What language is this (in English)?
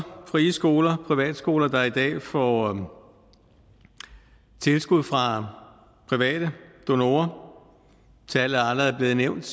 Danish